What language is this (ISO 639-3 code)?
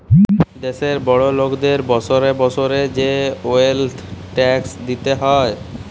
ben